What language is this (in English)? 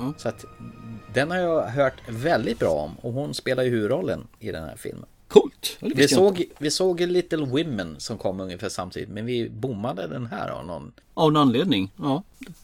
Swedish